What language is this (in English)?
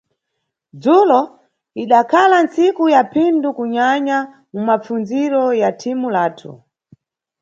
Nyungwe